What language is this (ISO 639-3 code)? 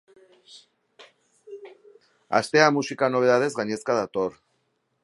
eus